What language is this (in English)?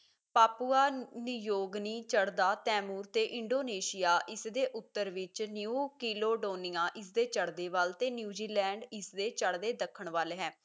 Punjabi